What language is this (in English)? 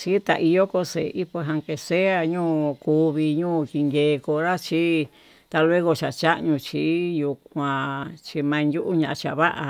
Tututepec Mixtec